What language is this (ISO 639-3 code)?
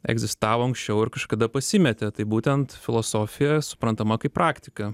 lit